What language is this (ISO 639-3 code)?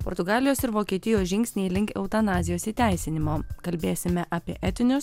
lit